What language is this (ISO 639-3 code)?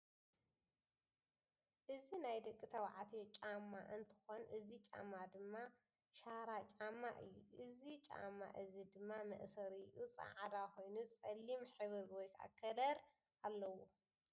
tir